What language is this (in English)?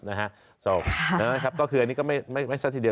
Thai